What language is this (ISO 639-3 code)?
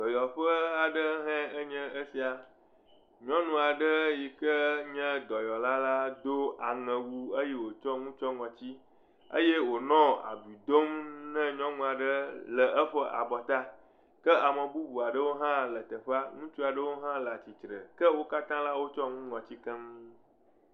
ewe